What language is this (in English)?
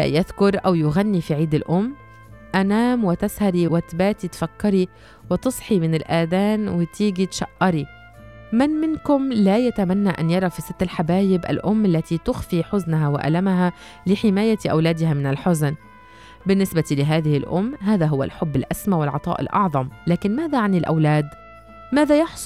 Arabic